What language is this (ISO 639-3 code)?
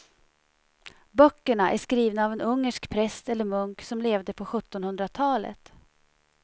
swe